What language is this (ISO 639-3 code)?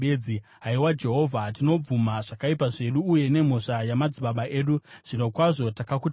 sna